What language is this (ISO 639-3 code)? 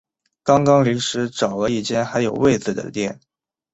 zho